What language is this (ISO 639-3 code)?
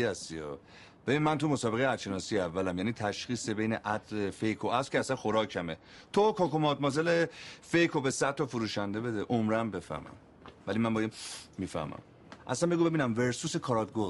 fas